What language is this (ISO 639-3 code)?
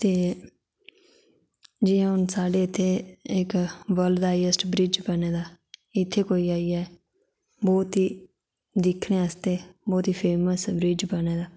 doi